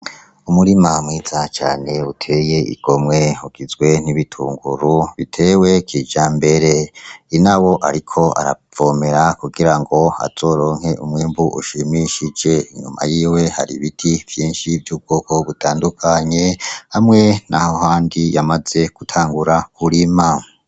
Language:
Rundi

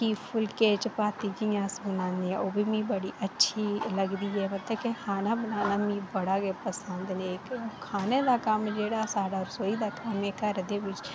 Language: Dogri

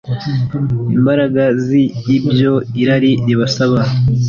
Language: Kinyarwanda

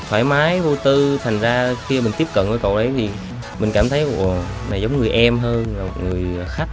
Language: Vietnamese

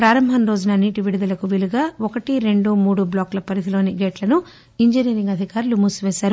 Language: Telugu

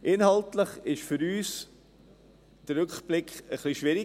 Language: Swiss German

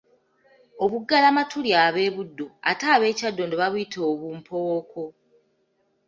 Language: Ganda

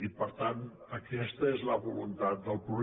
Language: Catalan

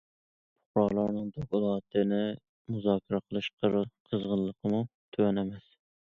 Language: Uyghur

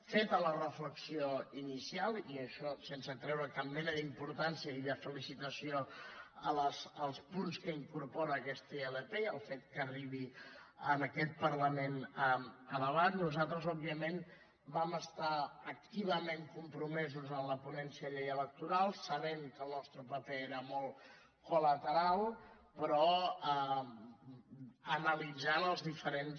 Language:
Catalan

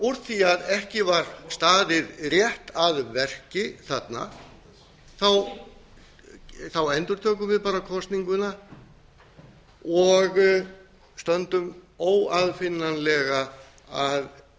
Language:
Icelandic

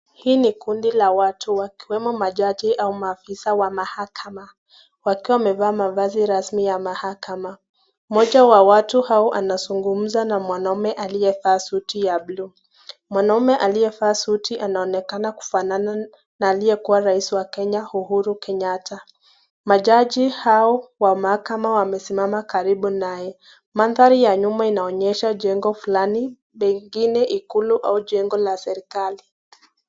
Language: Swahili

